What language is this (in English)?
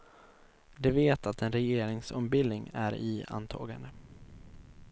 Swedish